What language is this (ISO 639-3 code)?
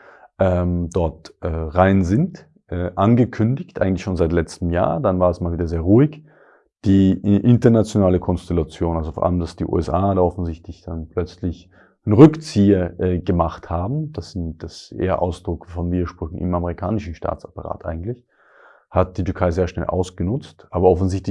deu